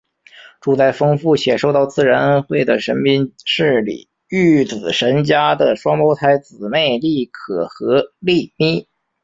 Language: Chinese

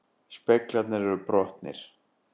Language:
Icelandic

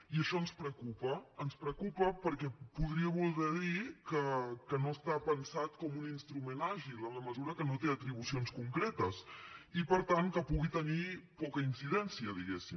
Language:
Catalan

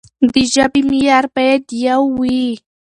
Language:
Pashto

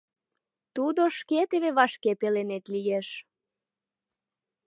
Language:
Mari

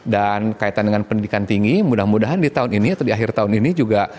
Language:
Indonesian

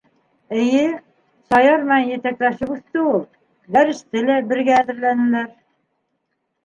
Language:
Bashkir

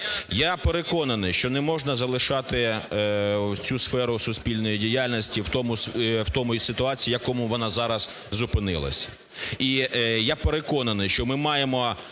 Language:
Ukrainian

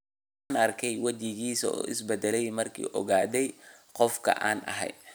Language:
Somali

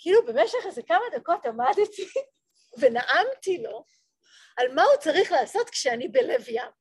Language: Hebrew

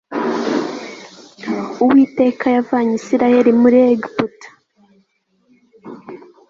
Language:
Kinyarwanda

